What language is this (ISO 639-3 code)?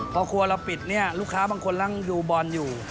tha